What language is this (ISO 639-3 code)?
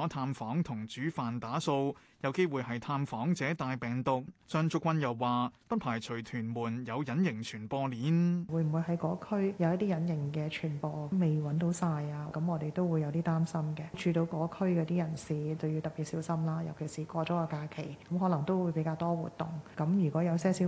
zho